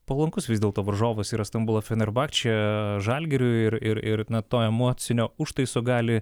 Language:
Lithuanian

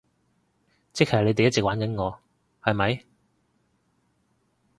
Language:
Cantonese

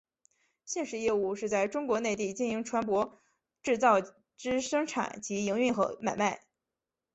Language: Chinese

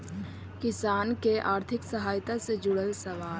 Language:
Magahi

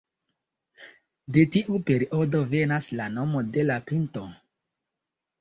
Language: Esperanto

